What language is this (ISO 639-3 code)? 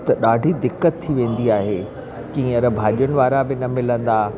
snd